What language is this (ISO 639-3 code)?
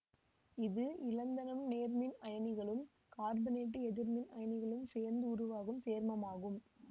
tam